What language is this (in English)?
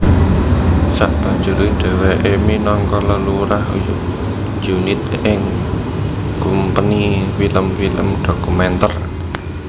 Javanese